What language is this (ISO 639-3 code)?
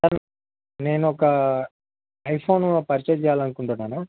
tel